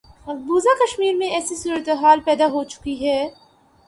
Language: Urdu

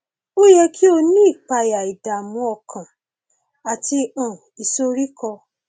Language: Yoruba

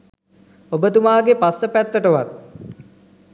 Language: Sinhala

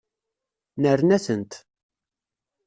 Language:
Kabyle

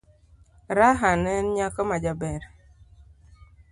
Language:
Luo (Kenya and Tanzania)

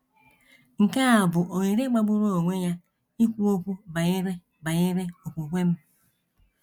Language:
Igbo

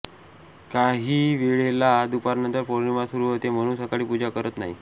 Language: Marathi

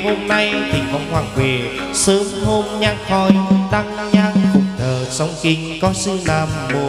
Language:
Vietnamese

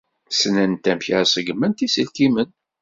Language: Kabyle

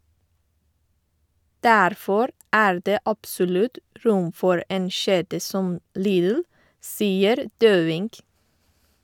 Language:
Norwegian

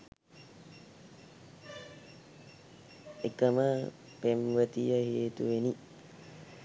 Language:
Sinhala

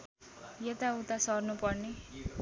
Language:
Nepali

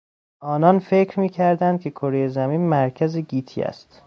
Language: Persian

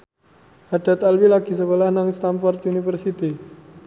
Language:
Javanese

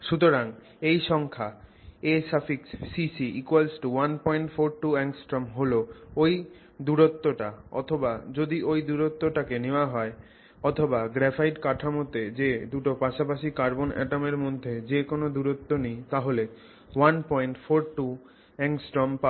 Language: Bangla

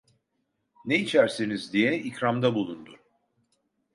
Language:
Turkish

